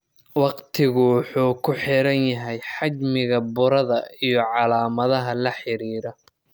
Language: Somali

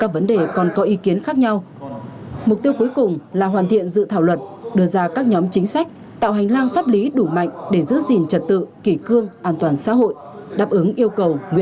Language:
Vietnamese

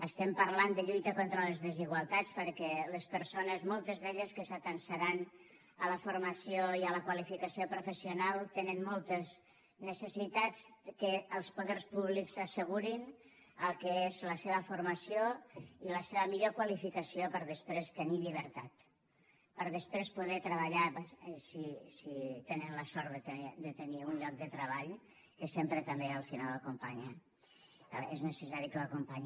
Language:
Catalan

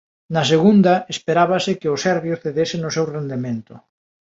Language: Galician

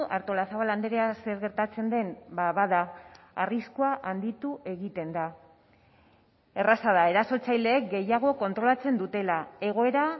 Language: Basque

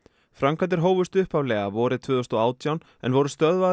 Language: Icelandic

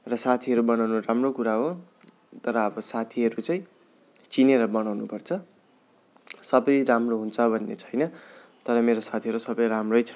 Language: Nepali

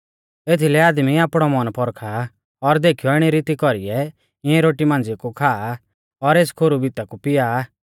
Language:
Mahasu Pahari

